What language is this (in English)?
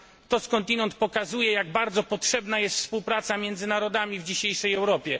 Polish